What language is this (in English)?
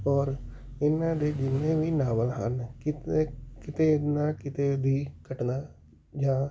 Punjabi